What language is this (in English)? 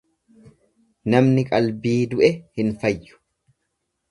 Oromo